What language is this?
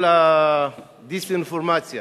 Hebrew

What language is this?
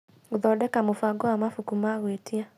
Kikuyu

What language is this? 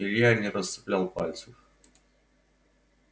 Russian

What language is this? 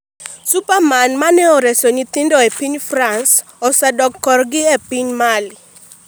Luo (Kenya and Tanzania)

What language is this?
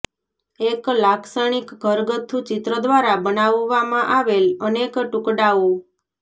Gujarati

